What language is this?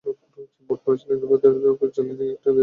Bangla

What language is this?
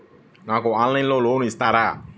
Telugu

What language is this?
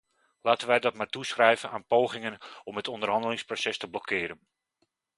Dutch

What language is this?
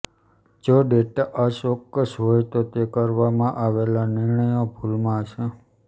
Gujarati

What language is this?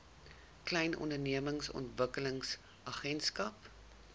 Afrikaans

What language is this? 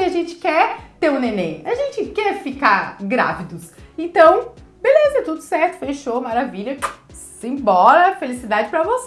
Portuguese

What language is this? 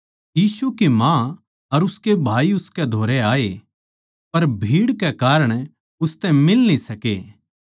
Haryanvi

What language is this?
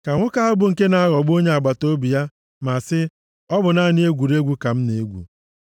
Igbo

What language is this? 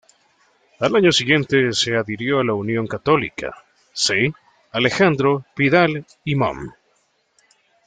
Spanish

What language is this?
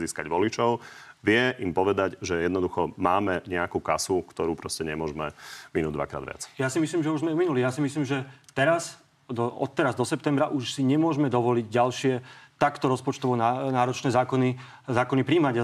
Slovak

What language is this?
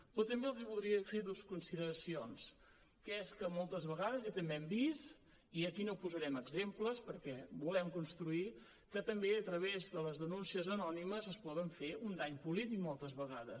Catalan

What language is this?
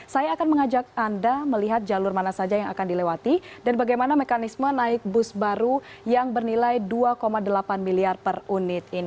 Indonesian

